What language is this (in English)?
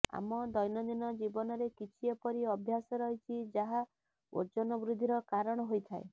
Odia